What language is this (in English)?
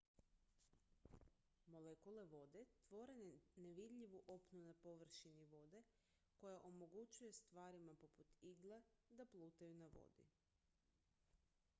Croatian